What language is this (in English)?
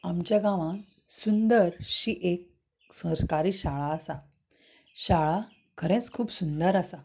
Konkani